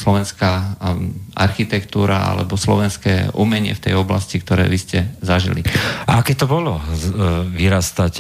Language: Slovak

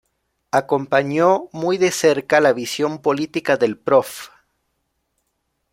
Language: Spanish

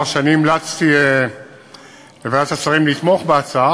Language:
Hebrew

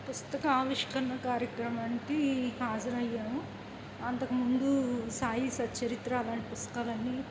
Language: Telugu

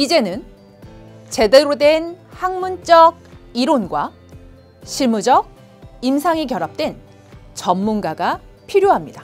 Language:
Korean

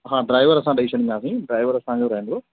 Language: Sindhi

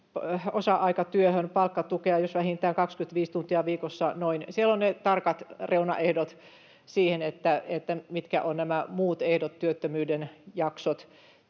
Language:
Finnish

